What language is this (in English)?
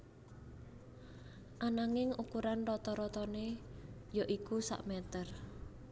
Javanese